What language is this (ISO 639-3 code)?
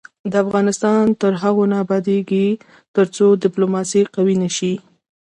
pus